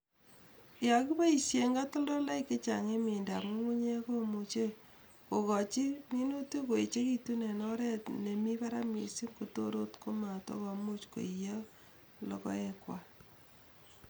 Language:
Kalenjin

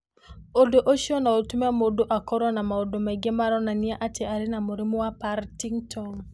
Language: Kikuyu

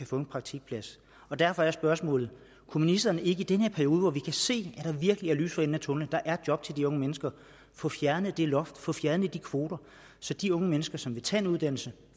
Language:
Danish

